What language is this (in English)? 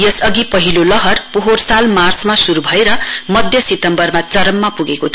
Nepali